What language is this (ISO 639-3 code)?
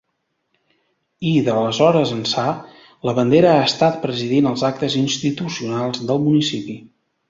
cat